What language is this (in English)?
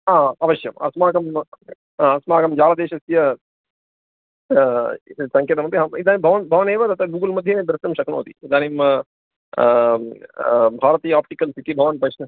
Sanskrit